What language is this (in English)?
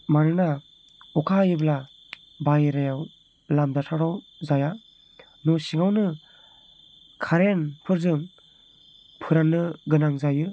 Bodo